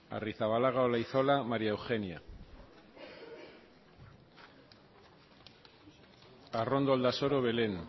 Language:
Basque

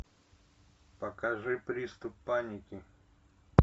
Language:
Russian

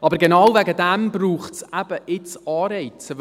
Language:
Swiss German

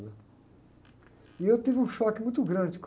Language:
Portuguese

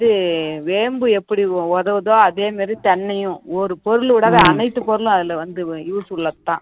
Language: Tamil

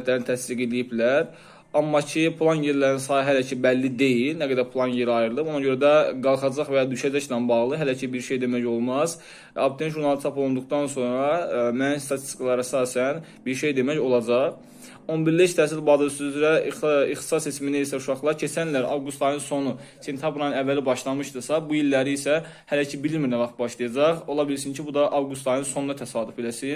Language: Turkish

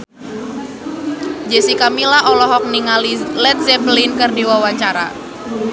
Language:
Sundanese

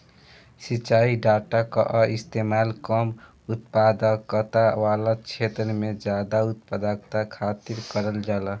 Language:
Bhojpuri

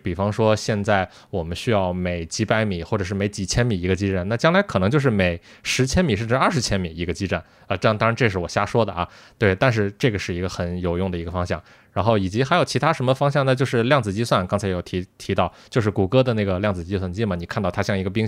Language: Chinese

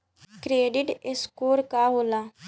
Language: Bhojpuri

